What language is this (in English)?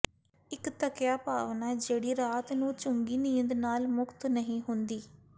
Punjabi